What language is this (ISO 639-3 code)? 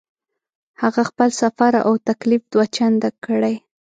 pus